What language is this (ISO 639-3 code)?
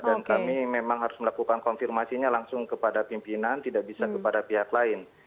ind